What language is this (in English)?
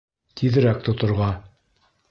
Bashkir